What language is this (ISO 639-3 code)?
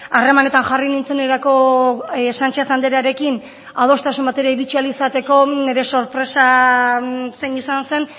eus